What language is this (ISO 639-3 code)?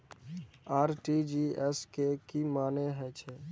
mai